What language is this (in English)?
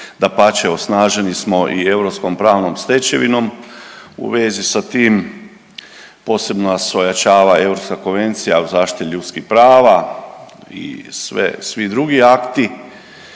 Croatian